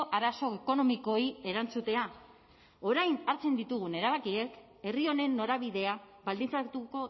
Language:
Basque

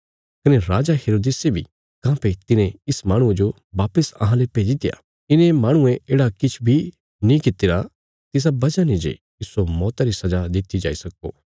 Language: Bilaspuri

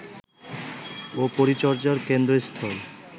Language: Bangla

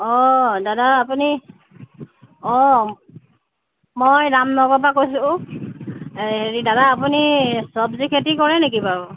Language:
Assamese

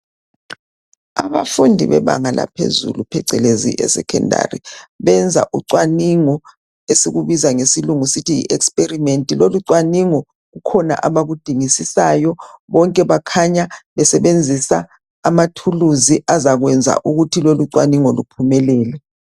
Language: North Ndebele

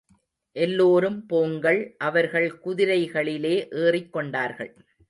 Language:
Tamil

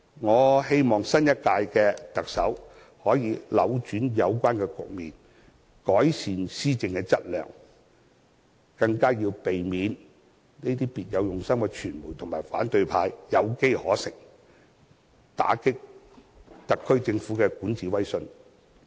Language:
Cantonese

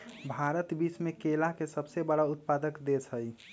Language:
Magahi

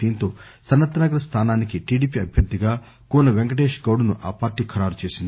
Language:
Telugu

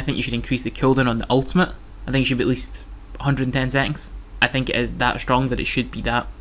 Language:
English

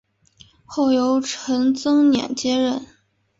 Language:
Chinese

